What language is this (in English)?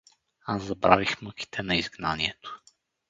Bulgarian